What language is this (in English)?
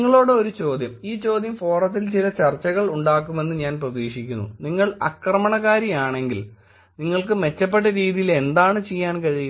Malayalam